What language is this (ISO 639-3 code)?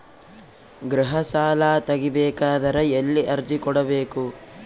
kan